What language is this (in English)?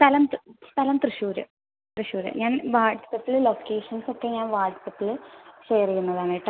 Malayalam